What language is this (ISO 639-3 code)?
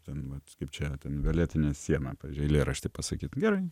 lit